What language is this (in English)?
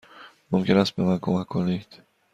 Persian